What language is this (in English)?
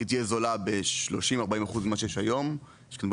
Hebrew